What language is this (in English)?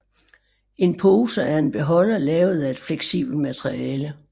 Danish